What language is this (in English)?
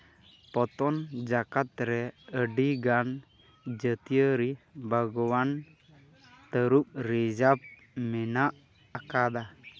Santali